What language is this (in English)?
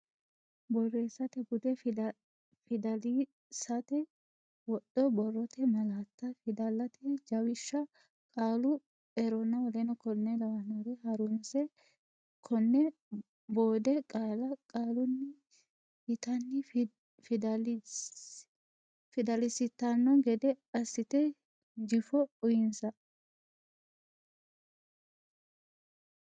Sidamo